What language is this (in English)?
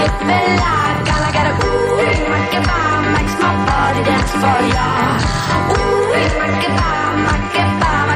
Greek